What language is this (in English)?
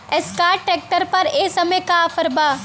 Bhojpuri